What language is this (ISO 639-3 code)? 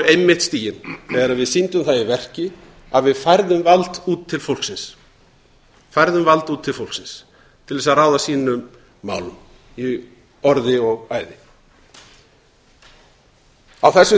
isl